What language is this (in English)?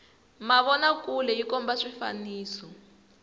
Tsonga